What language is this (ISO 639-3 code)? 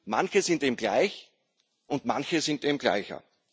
deu